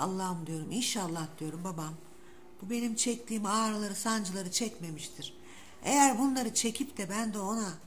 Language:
Turkish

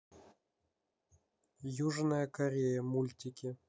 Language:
Russian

